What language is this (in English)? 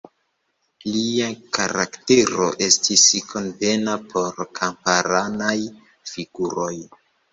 Esperanto